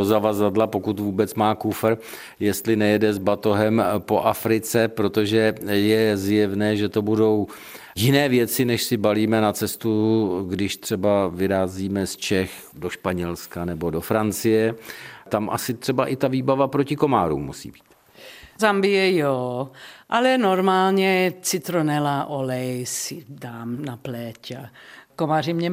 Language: Czech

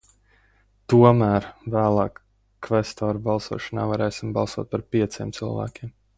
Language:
Latvian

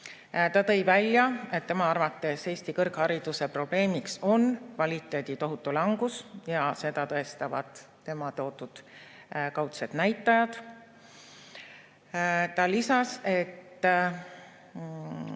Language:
Estonian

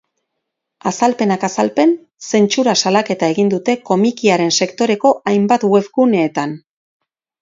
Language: Basque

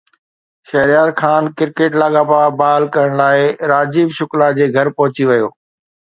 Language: Sindhi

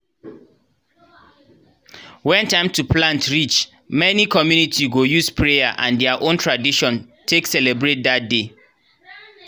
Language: Nigerian Pidgin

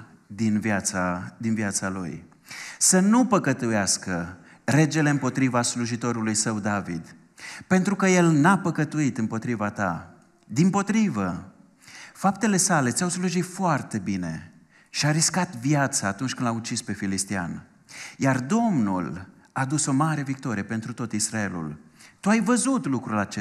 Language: Romanian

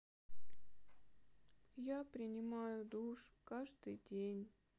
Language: Russian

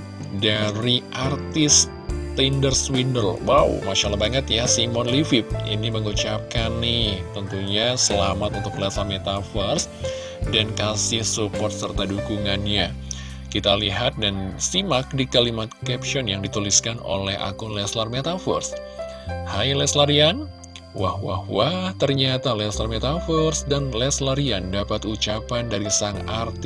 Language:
Indonesian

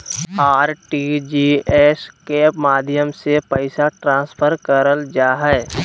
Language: Magahi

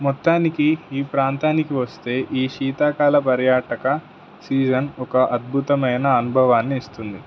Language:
Telugu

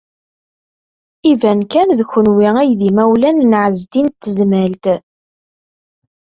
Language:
Kabyle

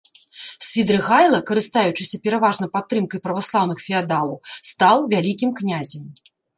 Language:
Belarusian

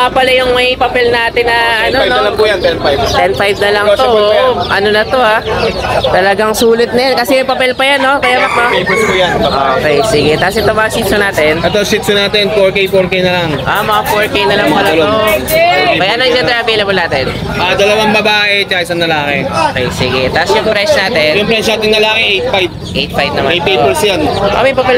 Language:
Filipino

